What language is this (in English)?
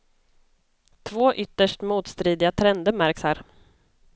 Swedish